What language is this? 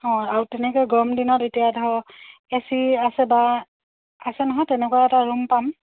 Assamese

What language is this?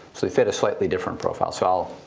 English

